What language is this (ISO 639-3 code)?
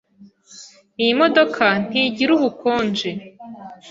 kin